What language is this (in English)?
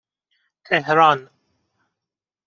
Persian